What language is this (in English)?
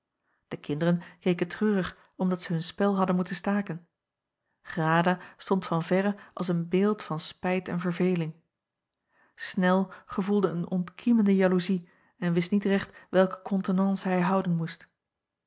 Dutch